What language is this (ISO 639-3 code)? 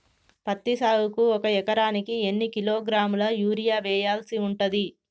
tel